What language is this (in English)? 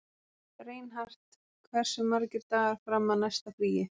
Icelandic